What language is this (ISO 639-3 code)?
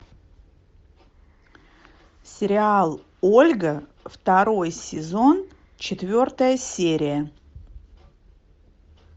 rus